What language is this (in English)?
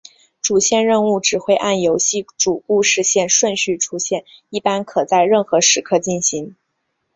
Chinese